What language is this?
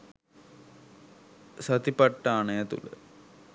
Sinhala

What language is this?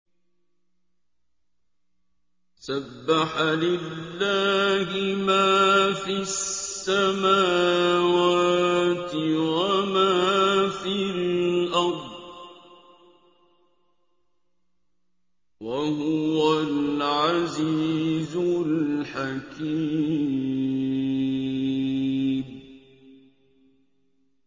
Arabic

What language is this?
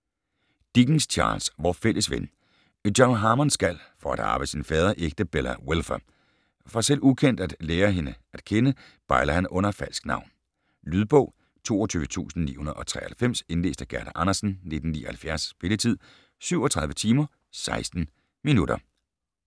Danish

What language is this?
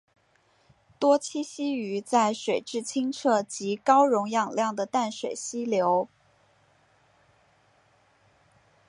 Chinese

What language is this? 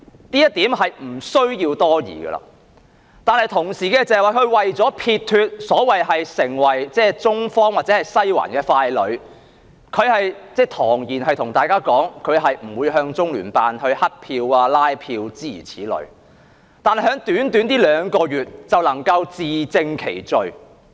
Cantonese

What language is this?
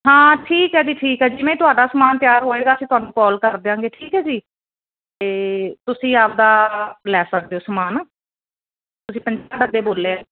Punjabi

